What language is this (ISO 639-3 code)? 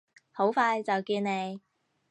yue